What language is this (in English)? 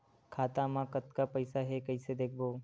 Chhattisgarhi